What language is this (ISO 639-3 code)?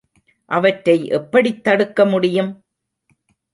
tam